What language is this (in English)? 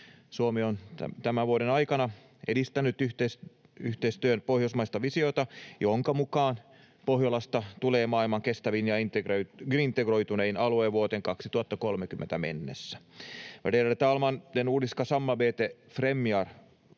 Finnish